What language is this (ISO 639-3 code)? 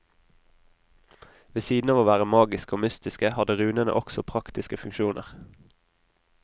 nor